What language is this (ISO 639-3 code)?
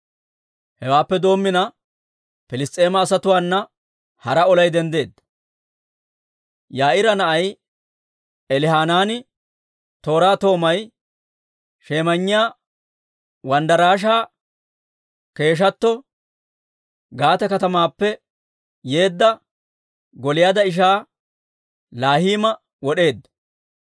dwr